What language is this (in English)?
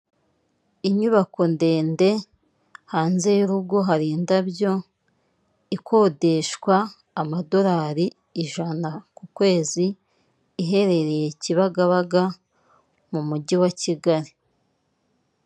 Kinyarwanda